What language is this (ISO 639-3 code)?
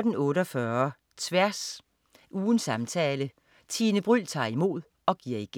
dan